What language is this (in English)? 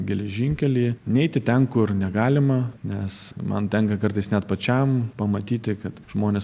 Lithuanian